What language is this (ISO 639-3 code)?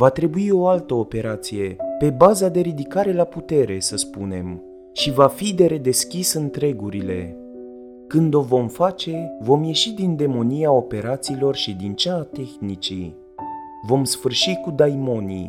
ron